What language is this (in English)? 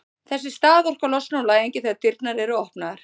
Icelandic